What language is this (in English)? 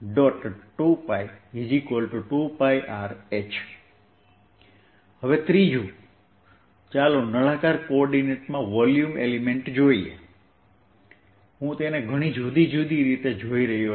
Gujarati